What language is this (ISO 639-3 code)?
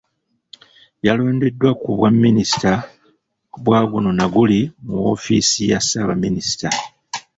lug